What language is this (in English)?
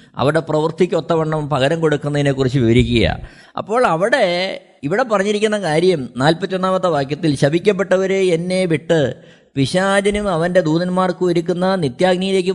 Malayalam